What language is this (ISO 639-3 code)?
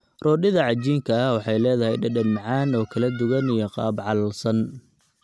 som